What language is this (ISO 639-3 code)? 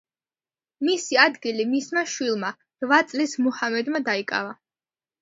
kat